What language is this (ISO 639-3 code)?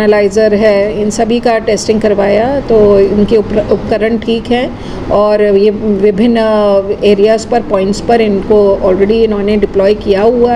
hin